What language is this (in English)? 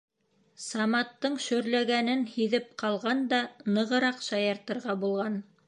Bashkir